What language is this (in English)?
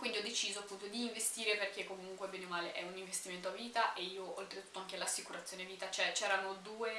Italian